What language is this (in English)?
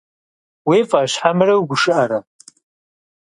Kabardian